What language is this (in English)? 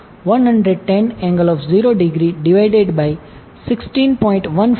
Gujarati